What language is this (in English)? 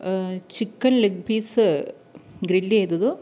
Malayalam